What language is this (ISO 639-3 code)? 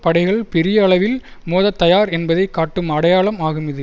tam